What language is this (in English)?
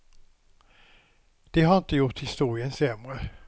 Swedish